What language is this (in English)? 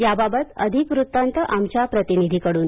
Marathi